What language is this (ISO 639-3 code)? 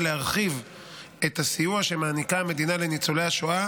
heb